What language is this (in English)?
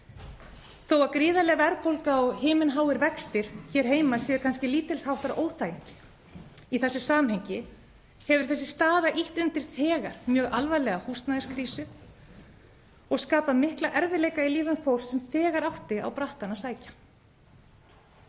Icelandic